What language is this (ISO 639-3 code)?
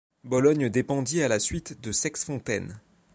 fra